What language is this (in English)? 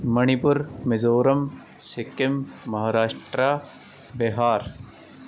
Punjabi